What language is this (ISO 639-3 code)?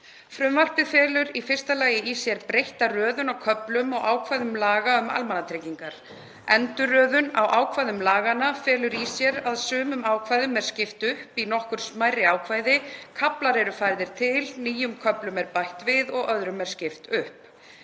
isl